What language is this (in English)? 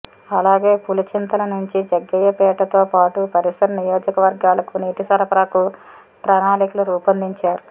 Telugu